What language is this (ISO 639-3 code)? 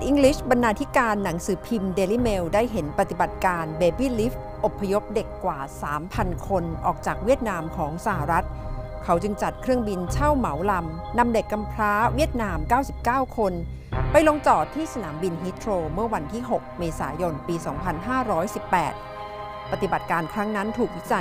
tha